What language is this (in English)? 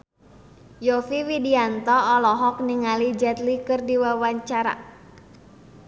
Sundanese